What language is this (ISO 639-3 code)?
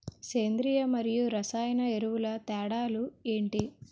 tel